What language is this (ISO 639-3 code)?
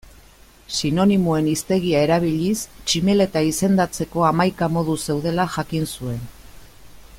eus